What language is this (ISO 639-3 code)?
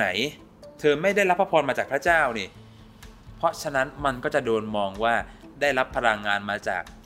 tha